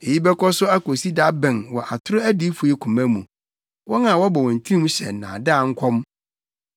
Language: Akan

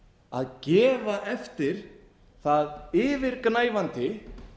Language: Icelandic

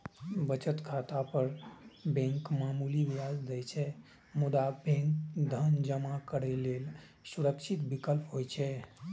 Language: Maithili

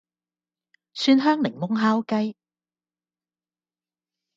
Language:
Cantonese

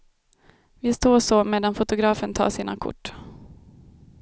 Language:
Swedish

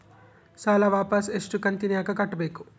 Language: Kannada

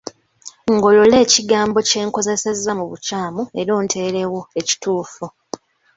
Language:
Ganda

